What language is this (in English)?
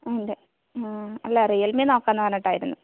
Malayalam